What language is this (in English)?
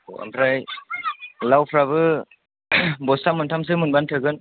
Bodo